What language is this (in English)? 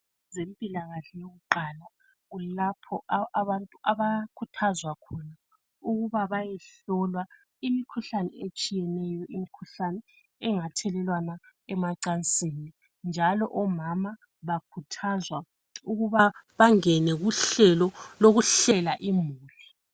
North Ndebele